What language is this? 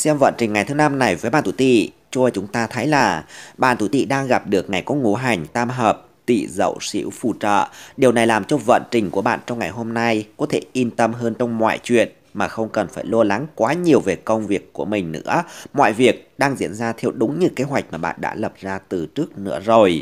Vietnamese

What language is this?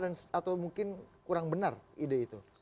Indonesian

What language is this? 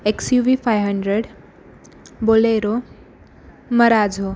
Marathi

